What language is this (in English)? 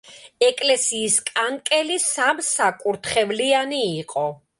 Georgian